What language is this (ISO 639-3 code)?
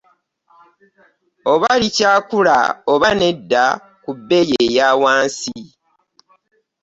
lug